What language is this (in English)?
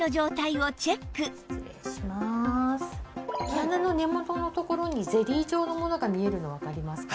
Japanese